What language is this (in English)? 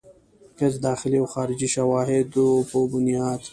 Pashto